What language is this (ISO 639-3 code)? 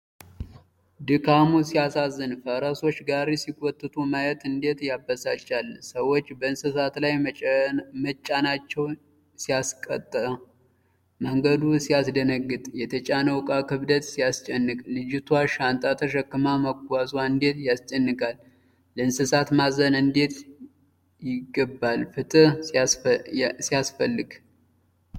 amh